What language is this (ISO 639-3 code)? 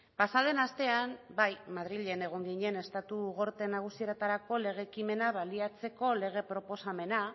eus